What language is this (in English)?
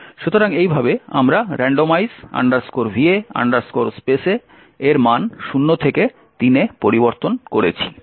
Bangla